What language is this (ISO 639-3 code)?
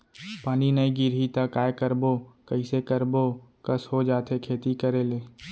hne